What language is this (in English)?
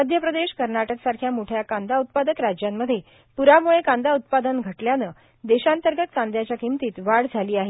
Marathi